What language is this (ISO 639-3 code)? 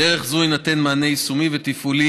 heb